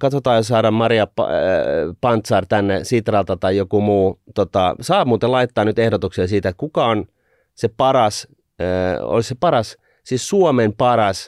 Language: Finnish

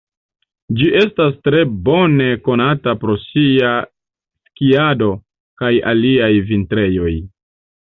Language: Esperanto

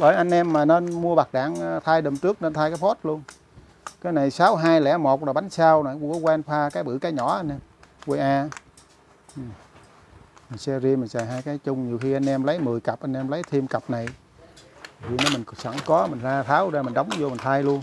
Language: Vietnamese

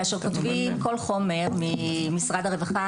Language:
Hebrew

